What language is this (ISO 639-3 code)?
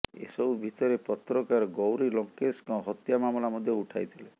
ori